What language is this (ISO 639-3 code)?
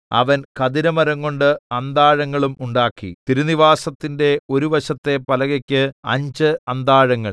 mal